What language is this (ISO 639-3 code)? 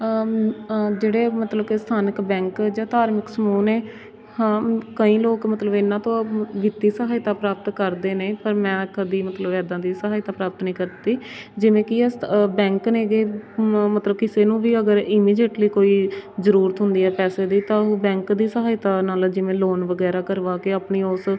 pan